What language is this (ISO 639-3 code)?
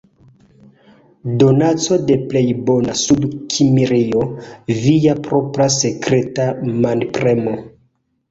epo